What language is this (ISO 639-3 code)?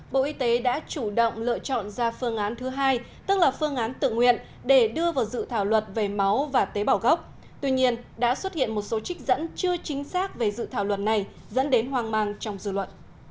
vie